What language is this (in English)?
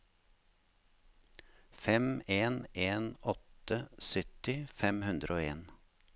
Norwegian